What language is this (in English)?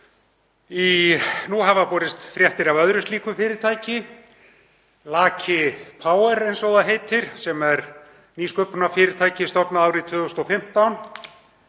Icelandic